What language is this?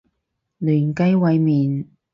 Cantonese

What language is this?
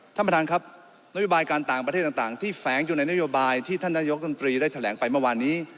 Thai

